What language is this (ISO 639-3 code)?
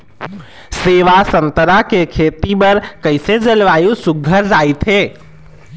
hne